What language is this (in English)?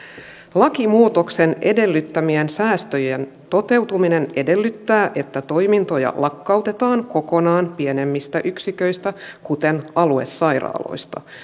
Finnish